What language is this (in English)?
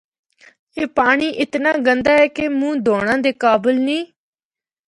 Northern Hindko